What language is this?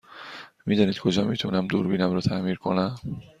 Persian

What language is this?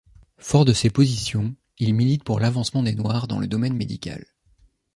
French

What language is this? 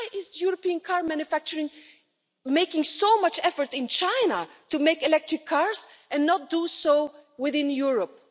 English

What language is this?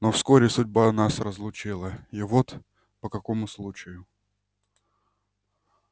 Russian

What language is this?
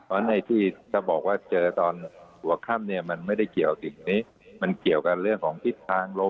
Thai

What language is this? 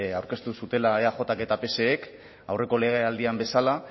Basque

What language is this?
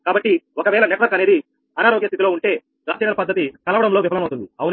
Telugu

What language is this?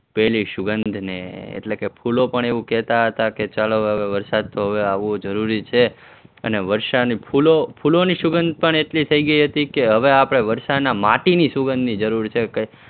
Gujarati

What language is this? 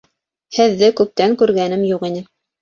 Bashkir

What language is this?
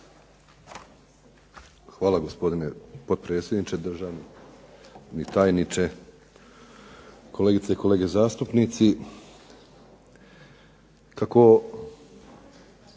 Croatian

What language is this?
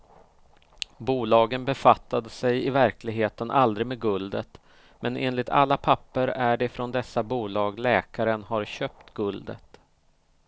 Swedish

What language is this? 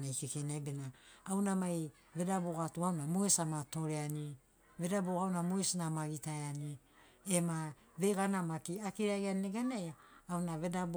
Sinaugoro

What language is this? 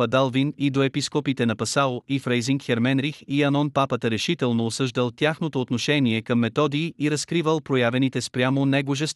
Bulgarian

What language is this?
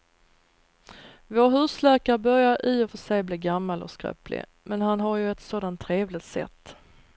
Swedish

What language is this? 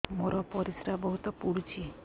Odia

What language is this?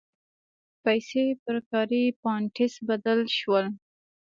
Pashto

